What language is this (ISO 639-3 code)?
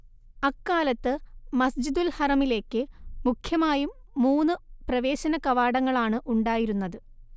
mal